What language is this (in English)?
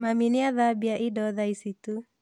Kikuyu